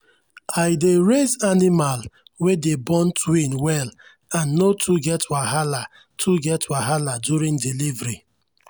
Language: Nigerian Pidgin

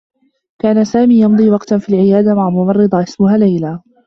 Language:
Arabic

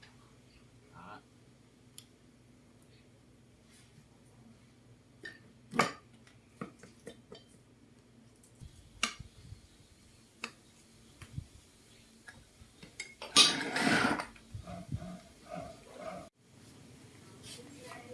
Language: Vietnamese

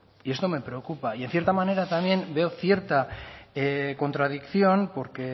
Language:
Spanish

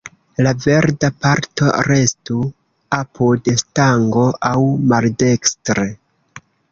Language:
Esperanto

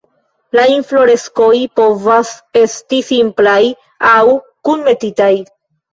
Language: Esperanto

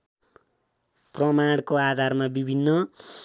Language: Nepali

